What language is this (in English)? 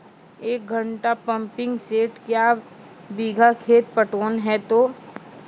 Maithili